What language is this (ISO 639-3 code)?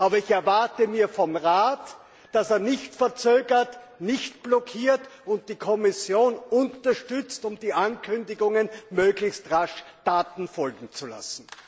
deu